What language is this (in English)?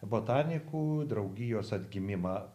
Lithuanian